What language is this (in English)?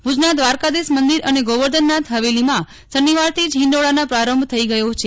Gujarati